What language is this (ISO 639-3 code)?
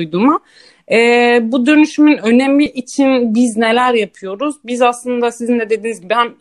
tur